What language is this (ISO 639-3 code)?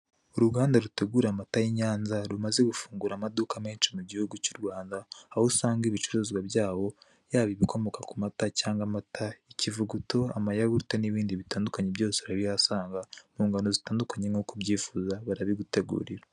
kin